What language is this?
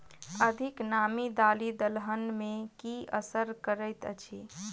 Maithili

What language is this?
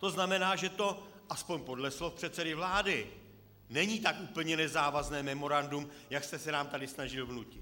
Czech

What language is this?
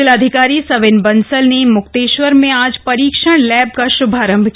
Hindi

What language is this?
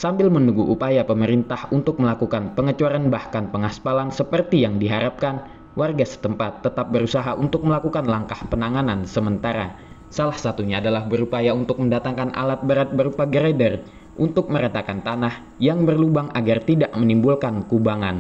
Indonesian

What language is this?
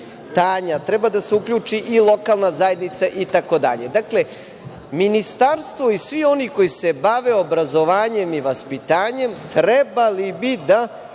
Serbian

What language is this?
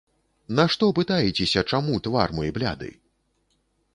Belarusian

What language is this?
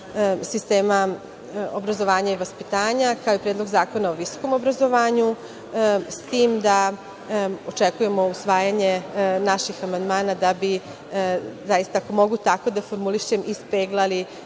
Serbian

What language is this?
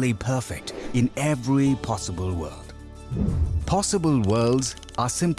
English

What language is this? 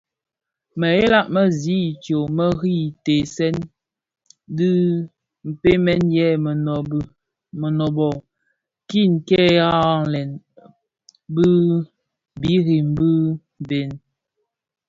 Bafia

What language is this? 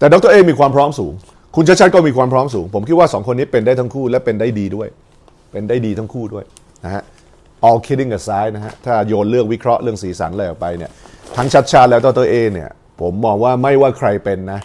Thai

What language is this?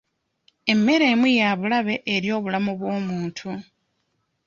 Ganda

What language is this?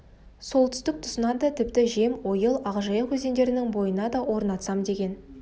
Kazakh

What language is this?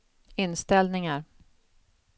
Swedish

